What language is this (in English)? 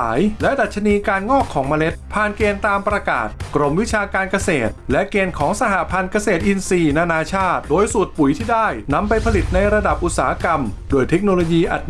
Thai